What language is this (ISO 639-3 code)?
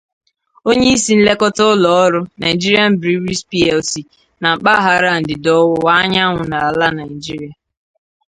ibo